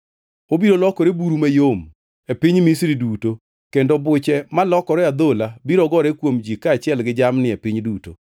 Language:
Luo (Kenya and Tanzania)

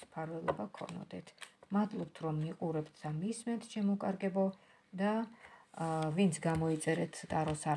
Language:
Romanian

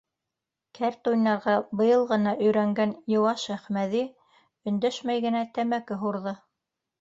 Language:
Bashkir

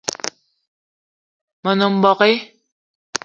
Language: Eton (Cameroon)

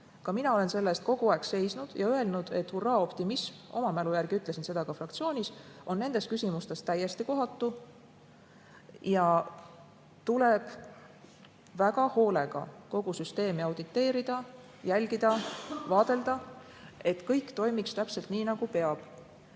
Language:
Estonian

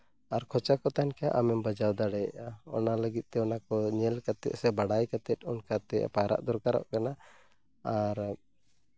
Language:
Santali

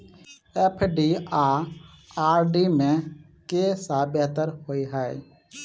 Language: Maithili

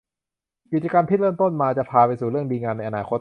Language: Thai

